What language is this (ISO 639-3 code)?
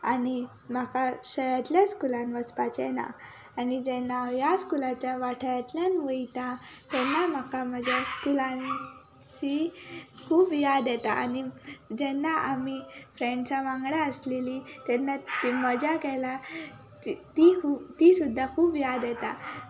kok